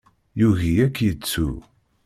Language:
Kabyle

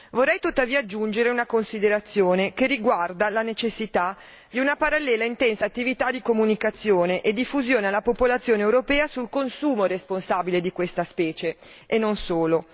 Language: Italian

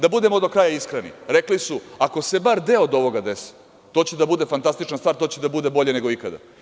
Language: Serbian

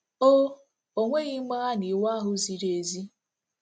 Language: Igbo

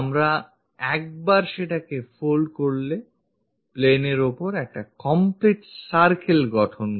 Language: Bangla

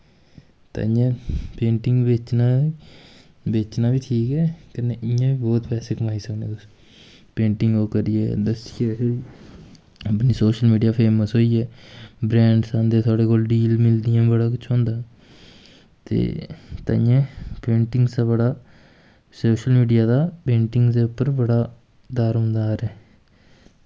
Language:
Dogri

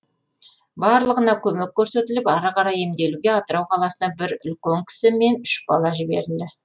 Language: Kazakh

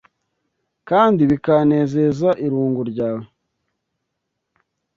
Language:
Kinyarwanda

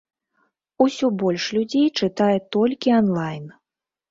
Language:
Belarusian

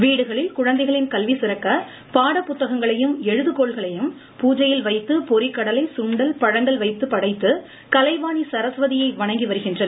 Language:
Tamil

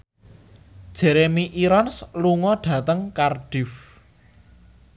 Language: Javanese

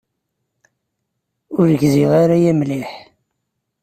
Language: Kabyle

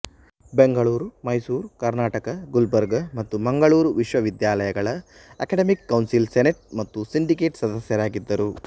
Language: Kannada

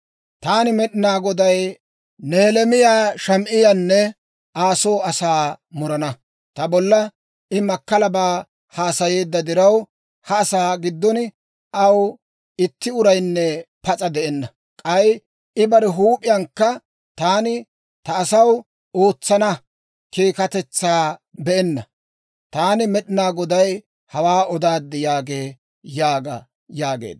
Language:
Dawro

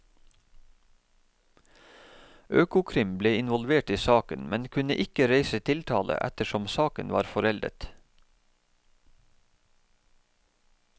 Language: Norwegian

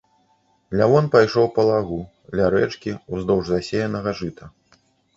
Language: Belarusian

